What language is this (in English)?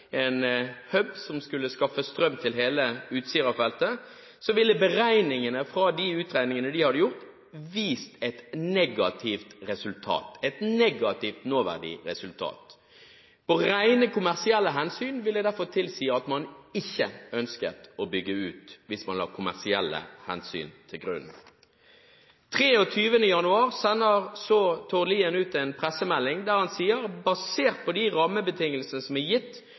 Norwegian Bokmål